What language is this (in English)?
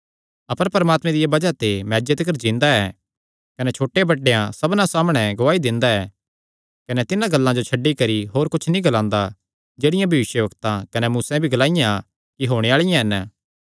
Kangri